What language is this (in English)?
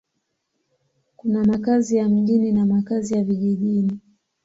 Swahili